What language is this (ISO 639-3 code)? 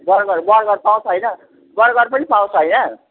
nep